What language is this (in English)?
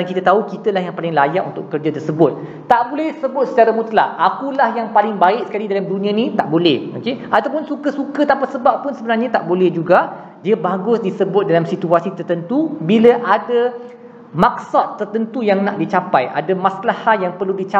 Malay